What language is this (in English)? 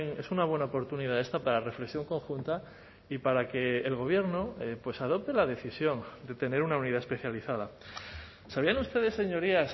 Spanish